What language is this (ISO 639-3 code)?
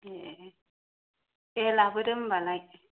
brx